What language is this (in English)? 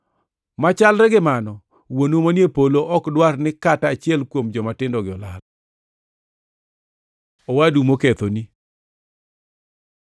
Luo (Kenya and Tanzania)